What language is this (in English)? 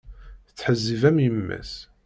Kabyle